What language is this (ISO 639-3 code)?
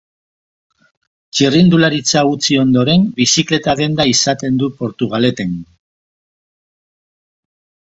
eus